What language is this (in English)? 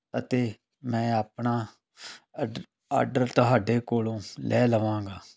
Punjabi